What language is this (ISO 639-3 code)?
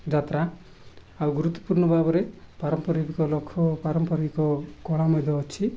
ori